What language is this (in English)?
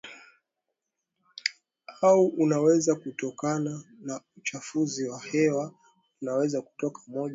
Swahili